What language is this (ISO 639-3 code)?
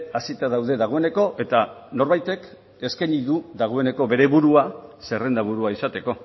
eus